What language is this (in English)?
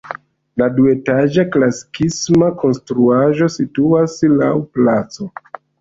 Esperanto